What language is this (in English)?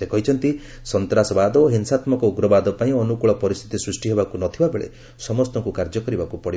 Odia